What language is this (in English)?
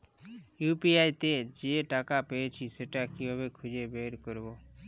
Bangla